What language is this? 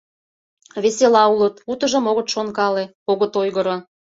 Mari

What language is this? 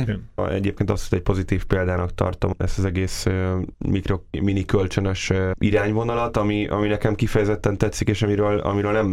Hungarian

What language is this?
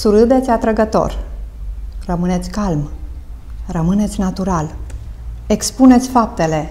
Romanian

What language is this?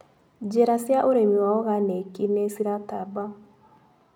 Kikuyu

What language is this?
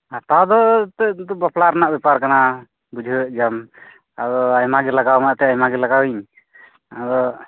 Santali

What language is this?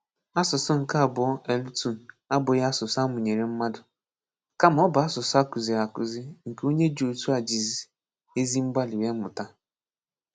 Igbo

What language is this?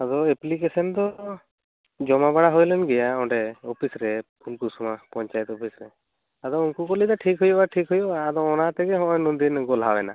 Santali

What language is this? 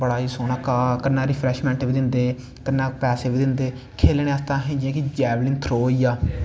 Dogri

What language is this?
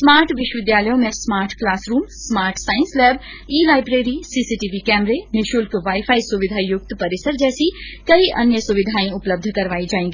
Hindi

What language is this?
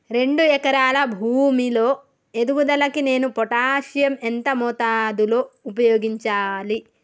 Telugu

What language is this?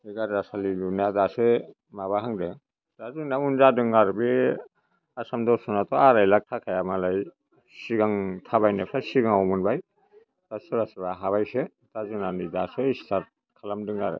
Bodo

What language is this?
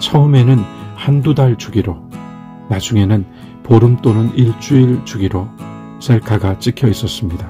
Korean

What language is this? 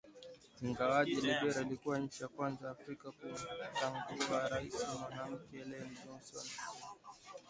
Swahili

